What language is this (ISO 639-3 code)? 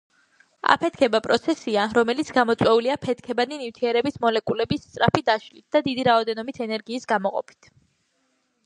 kat